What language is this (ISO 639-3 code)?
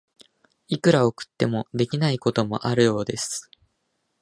jpn